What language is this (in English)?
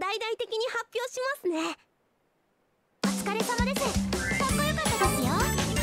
Japanese